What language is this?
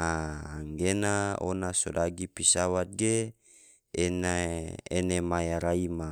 Tidore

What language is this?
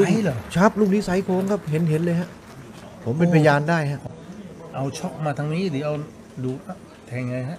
Thai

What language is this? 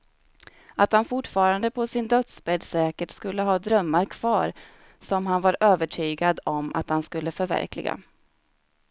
Swedish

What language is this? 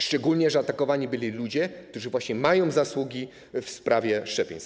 Polish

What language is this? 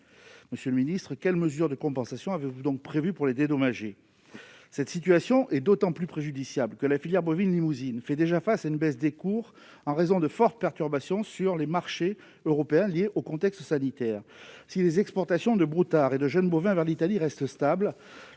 French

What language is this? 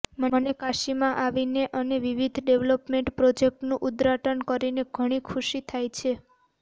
Gujarati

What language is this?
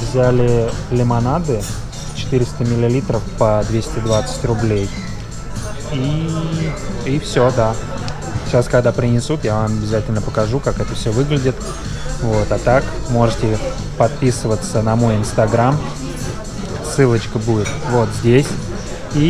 Russian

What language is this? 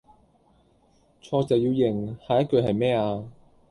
Cantonese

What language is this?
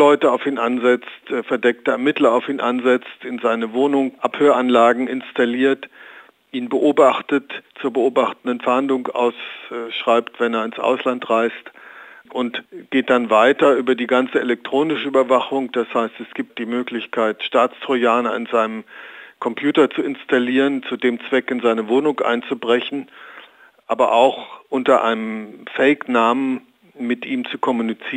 German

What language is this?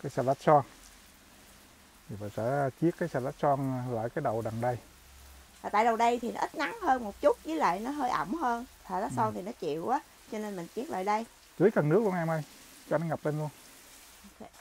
Vietnamese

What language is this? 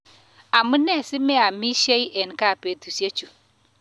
Kalenjin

